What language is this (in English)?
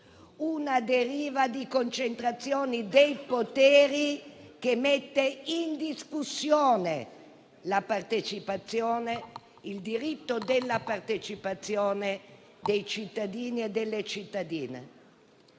Italian